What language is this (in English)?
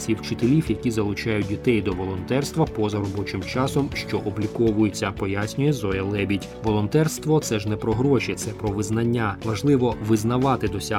Ukrainian